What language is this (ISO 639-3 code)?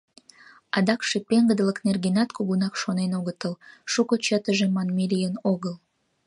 chm